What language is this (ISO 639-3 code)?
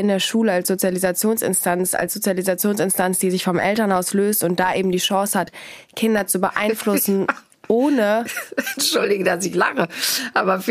deu